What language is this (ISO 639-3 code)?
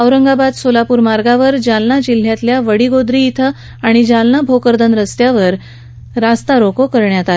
mar